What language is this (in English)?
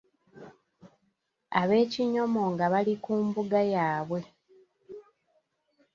Ganda